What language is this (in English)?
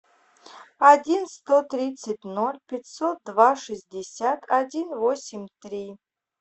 Russian